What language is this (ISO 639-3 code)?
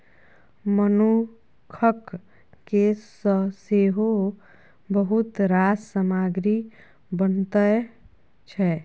mai